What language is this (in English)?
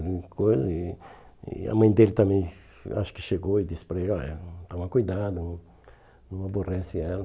Portuguese